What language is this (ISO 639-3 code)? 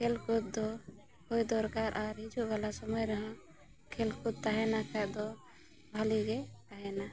sat